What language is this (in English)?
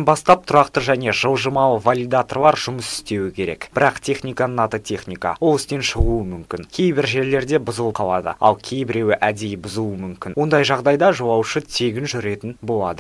Russian